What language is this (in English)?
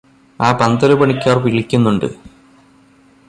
Malayalam